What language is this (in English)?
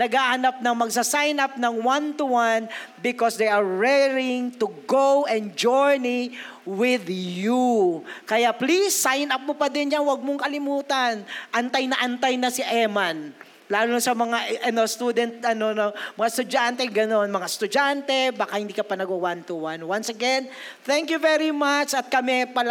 Filipino